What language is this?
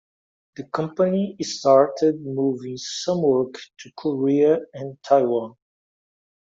English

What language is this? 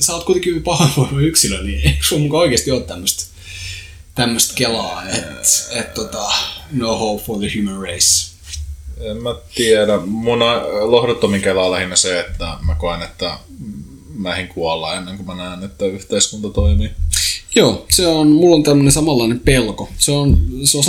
Finnish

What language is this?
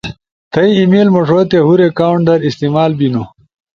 Ushojo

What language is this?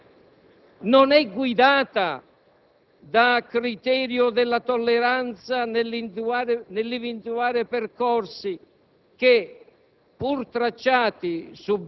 Italian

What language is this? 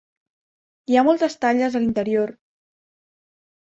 Catalan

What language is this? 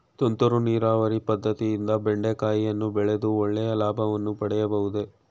Kannada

